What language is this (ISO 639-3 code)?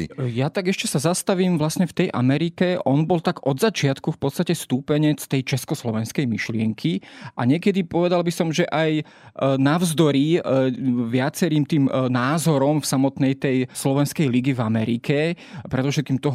slk